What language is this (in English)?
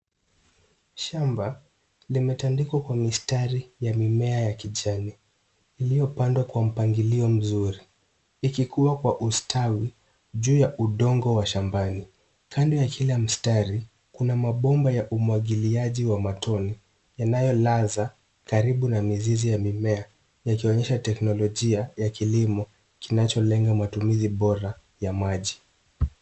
Swahili